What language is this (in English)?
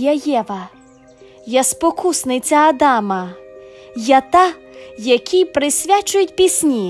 Ukrainian